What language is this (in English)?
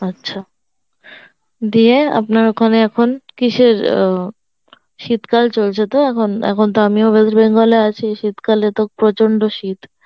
Bangla